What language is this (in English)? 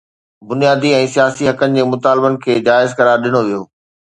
Sindhi